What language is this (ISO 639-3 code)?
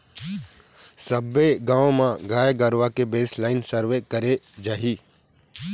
hne